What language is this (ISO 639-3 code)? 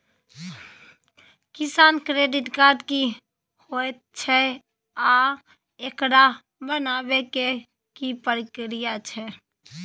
mai